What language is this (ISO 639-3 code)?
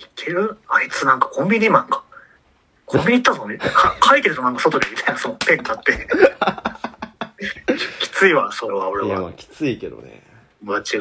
jpn